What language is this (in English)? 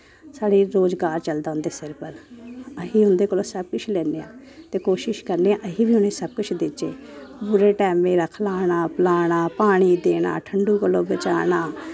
Dogri